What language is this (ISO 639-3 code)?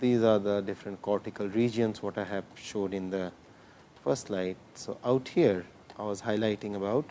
eng